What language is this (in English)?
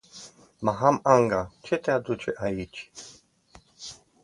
Romanian